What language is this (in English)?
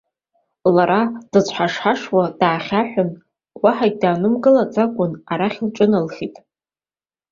Abkhazian